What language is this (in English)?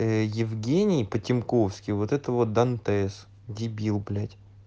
Russian